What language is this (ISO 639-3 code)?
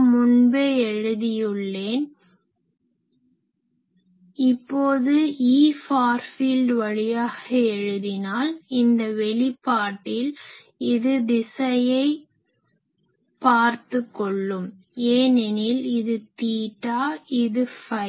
tam